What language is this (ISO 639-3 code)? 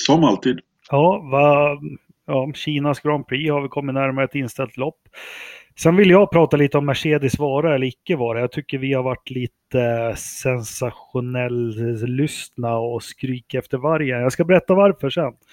swe